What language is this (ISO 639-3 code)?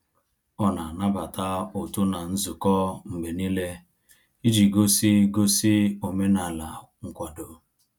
ibo